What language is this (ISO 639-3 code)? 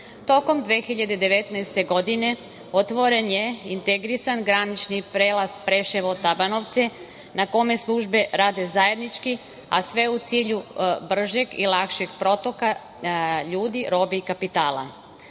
srp